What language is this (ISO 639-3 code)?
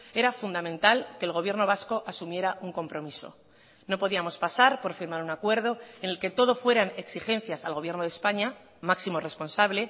spa